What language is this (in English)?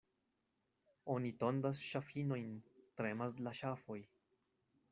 Esperanto